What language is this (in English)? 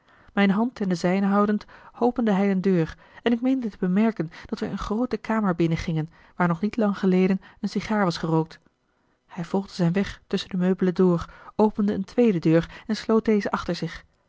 Dutch